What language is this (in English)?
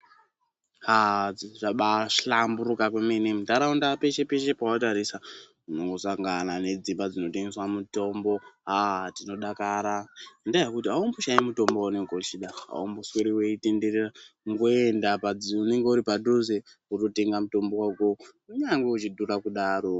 Ndau